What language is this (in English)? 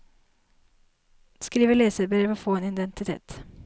Norwegian